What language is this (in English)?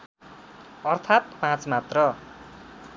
Nepali